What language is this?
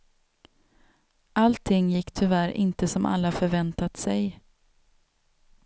Swedish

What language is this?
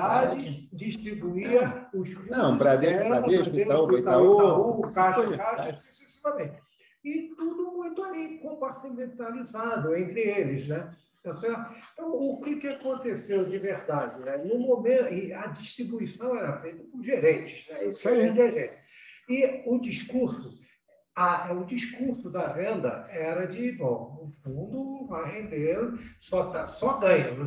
Portuguese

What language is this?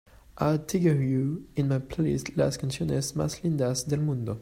English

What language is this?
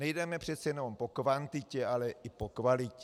Czech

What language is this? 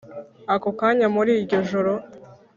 Kinyarwanda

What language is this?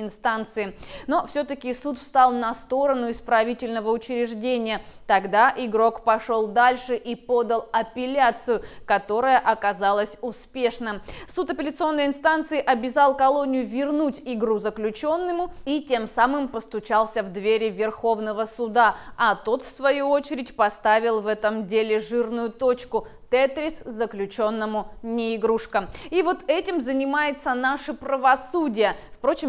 Russian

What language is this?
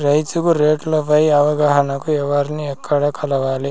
Telugu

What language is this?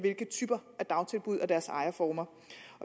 Danish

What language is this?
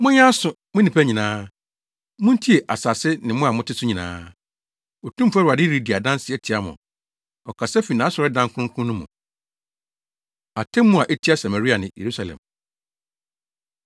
Akan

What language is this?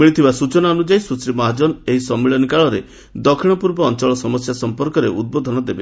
Odia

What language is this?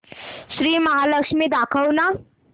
Marathi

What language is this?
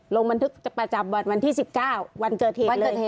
Thai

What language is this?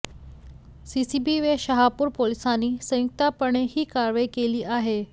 Marathi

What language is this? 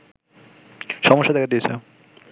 Bangla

